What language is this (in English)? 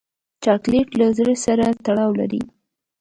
Pashto